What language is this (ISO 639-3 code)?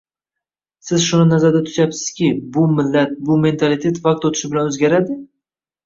uzb